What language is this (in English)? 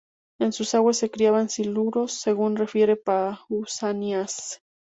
Spanish